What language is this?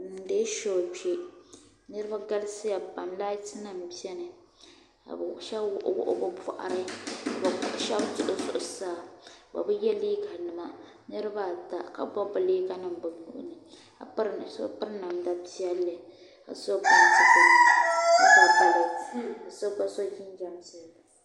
Dagbani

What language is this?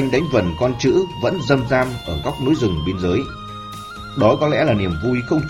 Vietnamese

